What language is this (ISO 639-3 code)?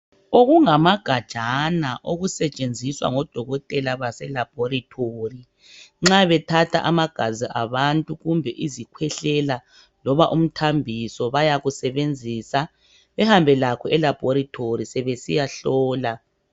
nde